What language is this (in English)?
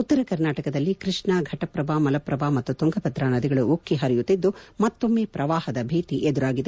Kannada